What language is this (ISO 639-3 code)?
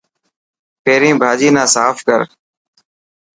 mki